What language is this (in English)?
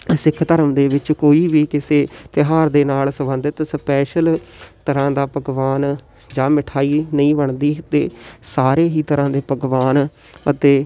Punjabi